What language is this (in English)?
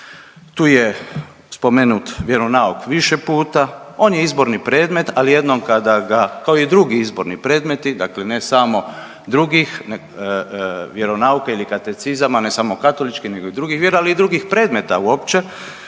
Croatian